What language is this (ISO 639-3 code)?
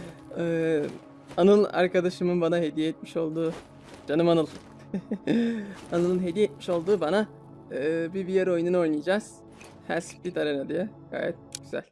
tur